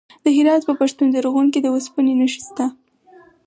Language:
Pashto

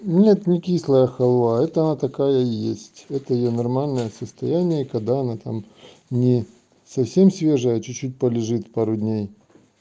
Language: Russian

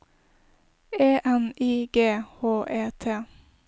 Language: Norwegian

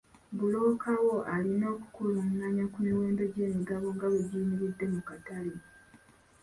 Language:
Ganda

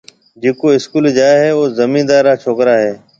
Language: Marwari (Pakistan)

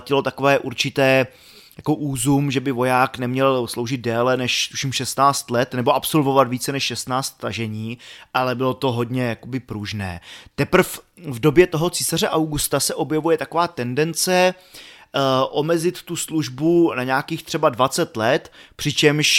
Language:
Czech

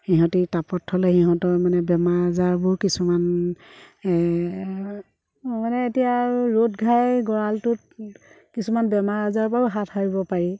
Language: Assamese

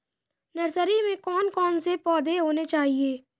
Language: Hindi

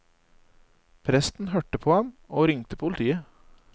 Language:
Norwegian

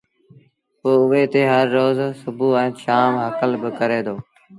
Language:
Sindhi Bhil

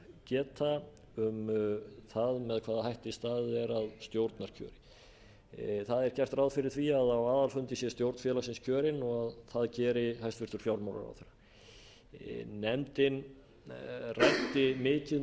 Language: Icelandic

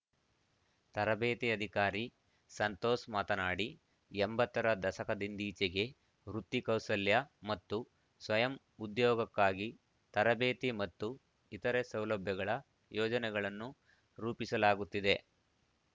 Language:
Kannada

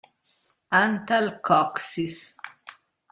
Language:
Italian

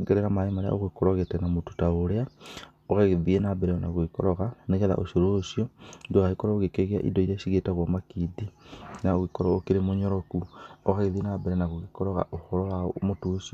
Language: Kikuyu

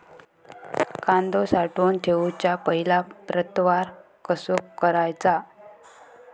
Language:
Marathi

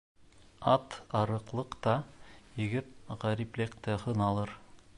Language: Bashkir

